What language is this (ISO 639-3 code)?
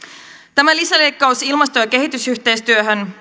fin